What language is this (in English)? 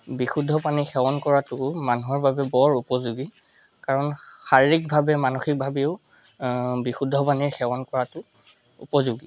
Assamese